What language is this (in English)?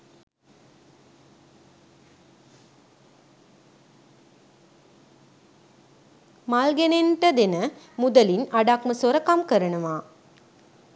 Sinhala